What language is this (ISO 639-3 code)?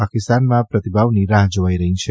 guj